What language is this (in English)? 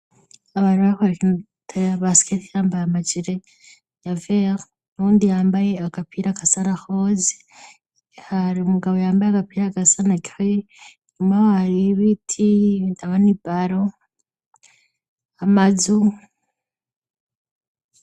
Rundi